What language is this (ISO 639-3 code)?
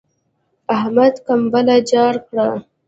pus